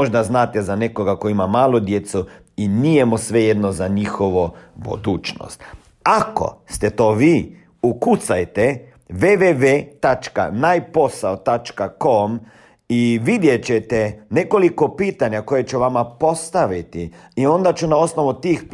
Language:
Croatian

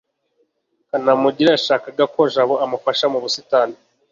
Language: Kinyarwanda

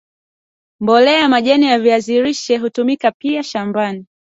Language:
Swahili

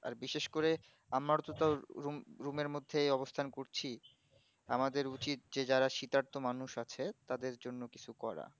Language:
Bangla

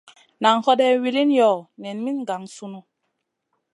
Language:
Masana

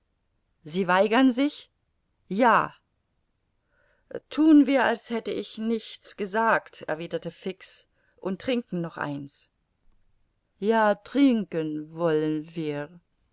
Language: German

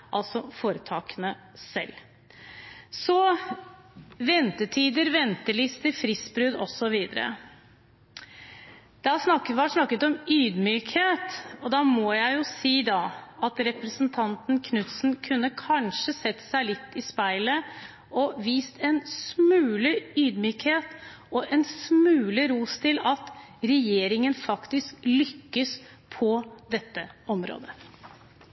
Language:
Norwegian Bokmål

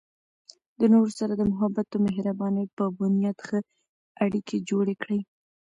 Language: Pashto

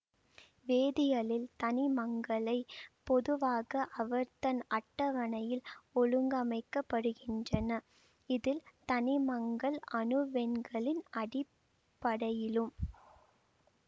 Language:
Tamil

